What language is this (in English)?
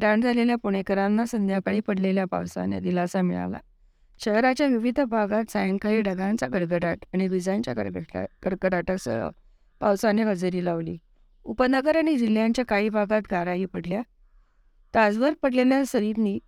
Marathi